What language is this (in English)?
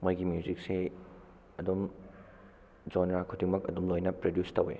Manipuri